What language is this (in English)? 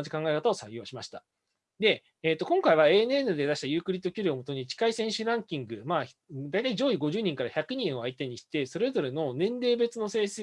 Japanese